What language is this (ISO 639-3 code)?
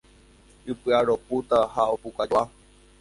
grn